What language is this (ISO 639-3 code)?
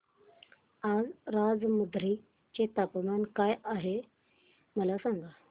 mar